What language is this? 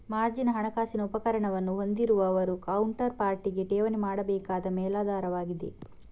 Kannada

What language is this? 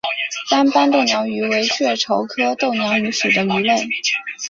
Chinese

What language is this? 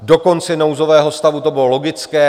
Czech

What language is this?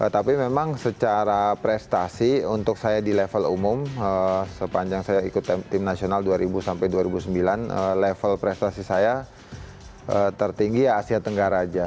Indonesian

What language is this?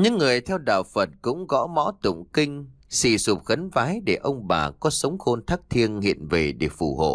Vietnamese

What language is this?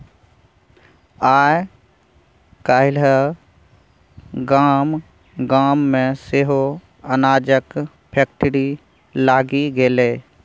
Maithili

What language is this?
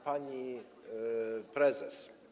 Polish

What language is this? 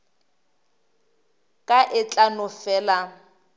Northern Sotho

